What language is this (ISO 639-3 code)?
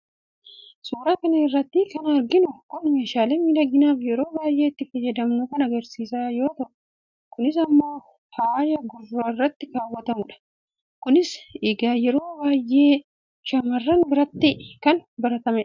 orm